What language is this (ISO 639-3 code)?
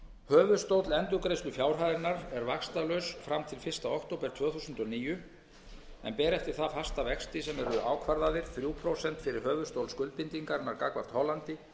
isl